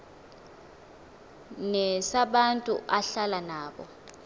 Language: Xhosa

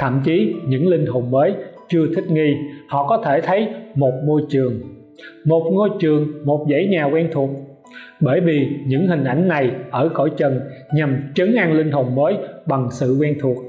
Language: Vietnamese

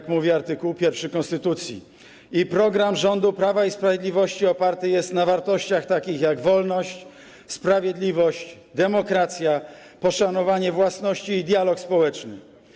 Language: Polish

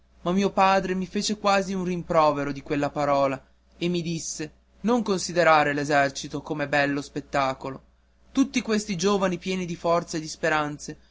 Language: Italian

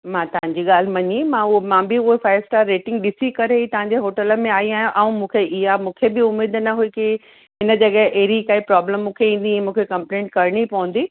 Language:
Sindhi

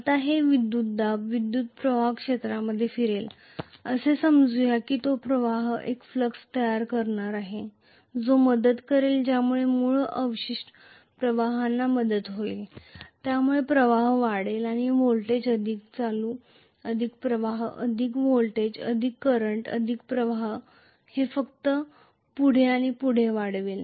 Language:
Marathi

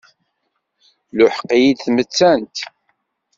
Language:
Kabyle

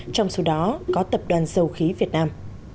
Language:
Vietnamese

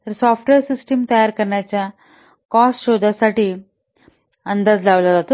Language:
Marathi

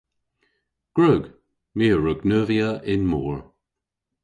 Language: Cornish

